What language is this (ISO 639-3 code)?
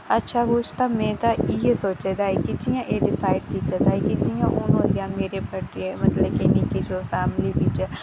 doi